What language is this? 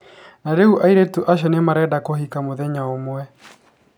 Kikuyu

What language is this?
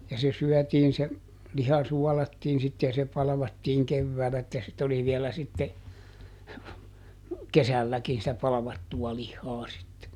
Finnish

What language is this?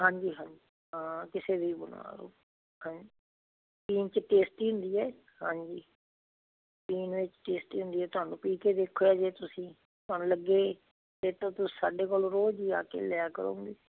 Punjabi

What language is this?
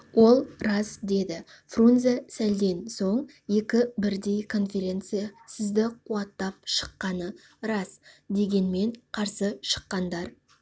Kazakh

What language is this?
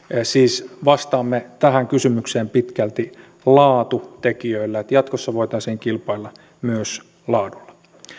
Finnish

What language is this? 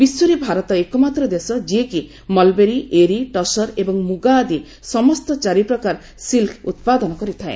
Odia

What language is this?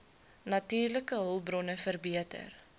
Afrikaans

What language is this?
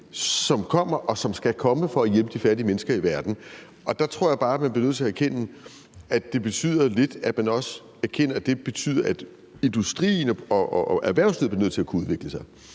Danish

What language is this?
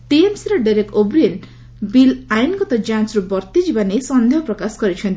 Odia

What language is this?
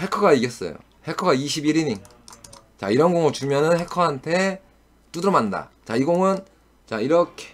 Korean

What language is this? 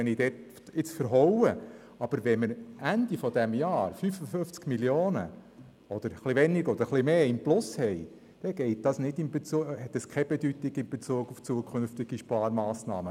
Swiss German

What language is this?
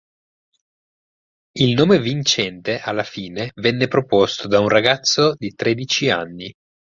Italian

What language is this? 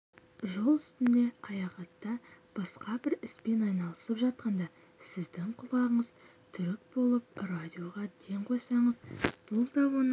Kazakh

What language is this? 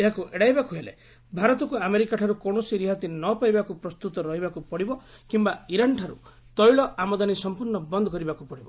Odia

